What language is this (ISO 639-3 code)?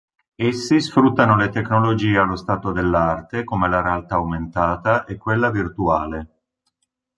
ita